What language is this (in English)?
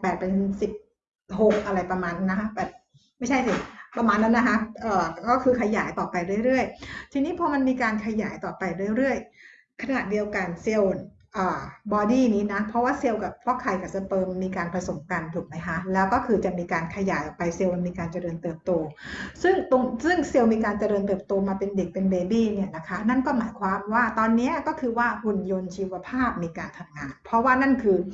Thai